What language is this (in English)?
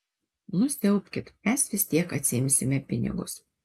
Lithuanian